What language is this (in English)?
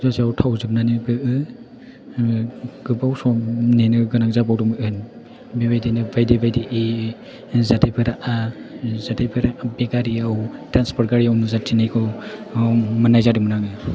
Bodo